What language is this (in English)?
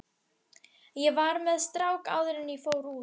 Icelandic